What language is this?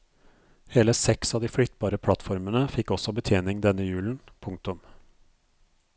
Norwegian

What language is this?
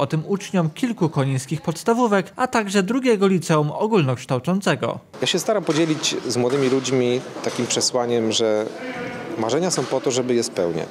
Polish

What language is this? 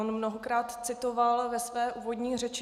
Czech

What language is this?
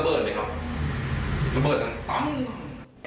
Thai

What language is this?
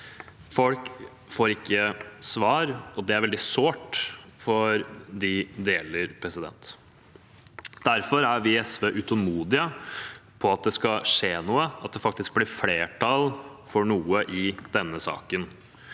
Norwegian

